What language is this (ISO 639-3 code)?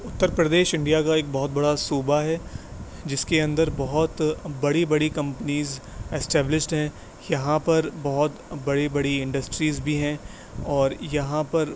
urd